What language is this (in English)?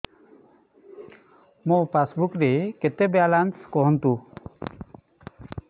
Odia